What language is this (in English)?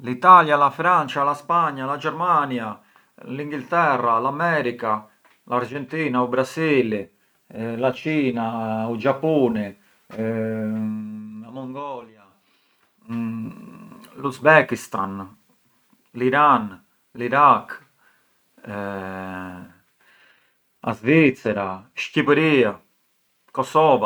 Arbëreshë Albanian